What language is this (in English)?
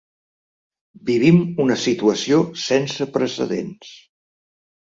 Catalan